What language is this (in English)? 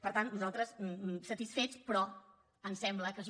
Catalan